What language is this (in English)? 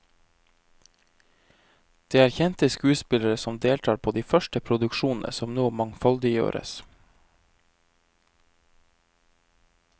Norwegian